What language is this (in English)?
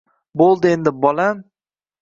Uzbek